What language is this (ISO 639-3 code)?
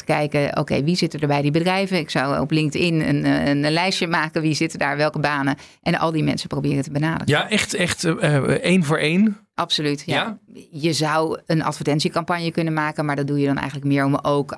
nld